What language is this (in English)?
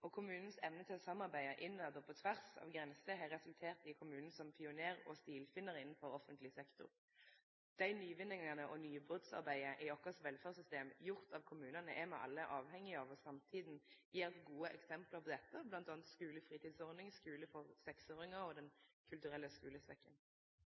Norwegian Nynorsk